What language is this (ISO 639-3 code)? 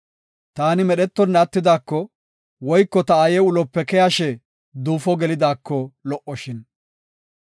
gof